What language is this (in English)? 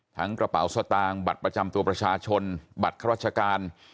Thai